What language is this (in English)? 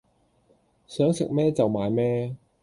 Cantonese